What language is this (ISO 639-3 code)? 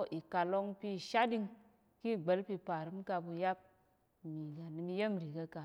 yer